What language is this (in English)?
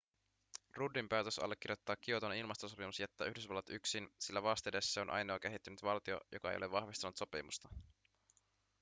Finnish